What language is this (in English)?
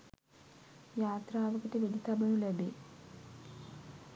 Sinhala